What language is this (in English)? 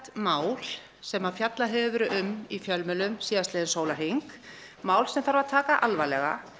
Icelandic